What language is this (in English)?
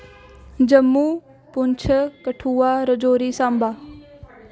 Dogri